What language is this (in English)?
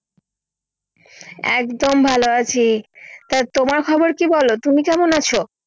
Bangla